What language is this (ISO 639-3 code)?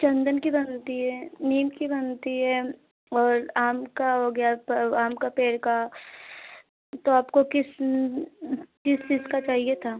hin